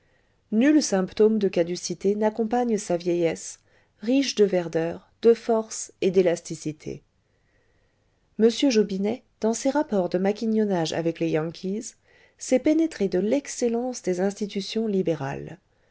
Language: French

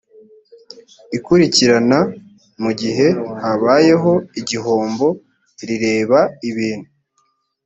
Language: Kinyarwanda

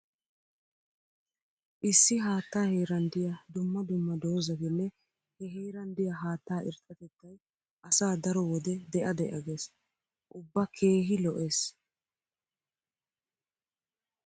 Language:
Wolaytta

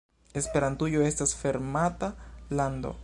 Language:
Esperanto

